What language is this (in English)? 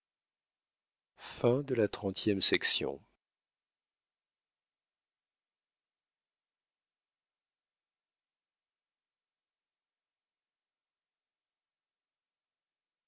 French